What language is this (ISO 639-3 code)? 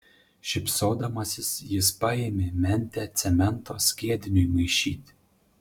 lit